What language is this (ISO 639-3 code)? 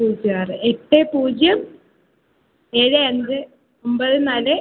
mal